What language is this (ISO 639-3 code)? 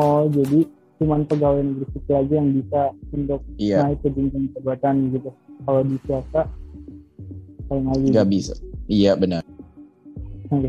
ind